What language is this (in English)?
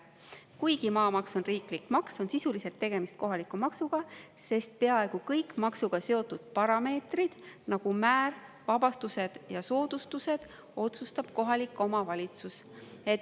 Estonian